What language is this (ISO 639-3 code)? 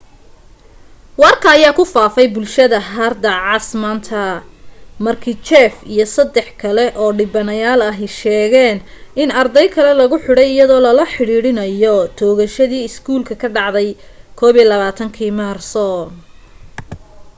som